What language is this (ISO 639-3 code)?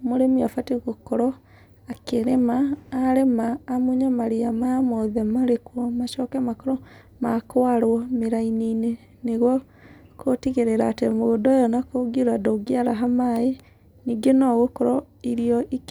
kik